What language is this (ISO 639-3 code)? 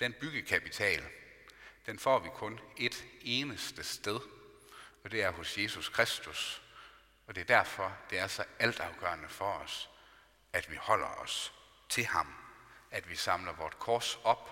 dan